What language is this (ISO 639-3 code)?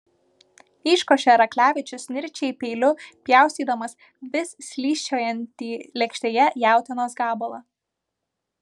lit